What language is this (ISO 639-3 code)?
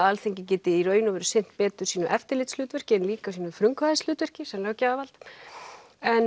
isl